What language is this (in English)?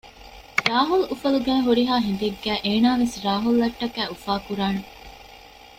Divehi